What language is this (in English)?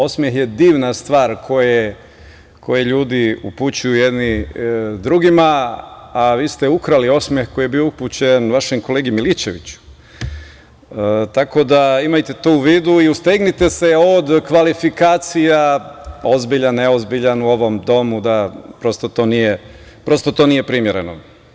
Serbian